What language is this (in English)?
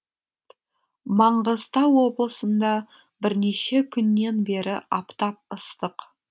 Kazakh